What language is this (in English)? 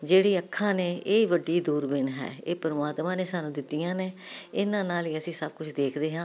Punjabi